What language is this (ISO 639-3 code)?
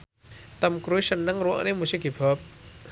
jav